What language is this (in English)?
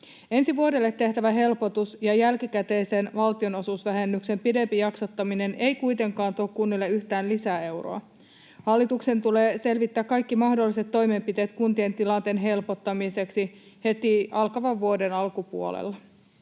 Finnish